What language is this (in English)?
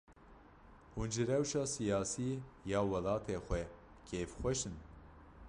Kurdish